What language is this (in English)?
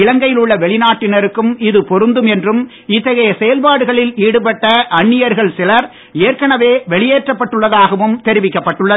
Tamil